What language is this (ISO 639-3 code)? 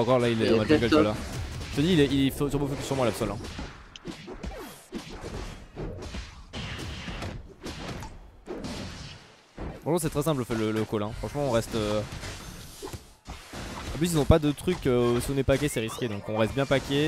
fra